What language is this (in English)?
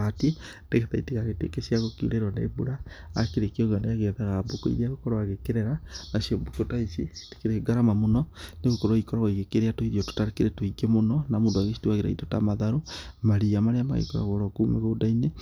Kikuyu